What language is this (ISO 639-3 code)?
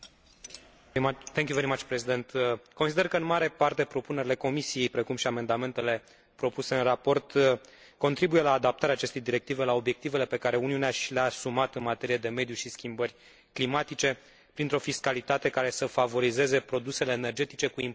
ron